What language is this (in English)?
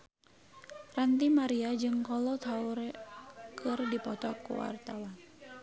Sundanese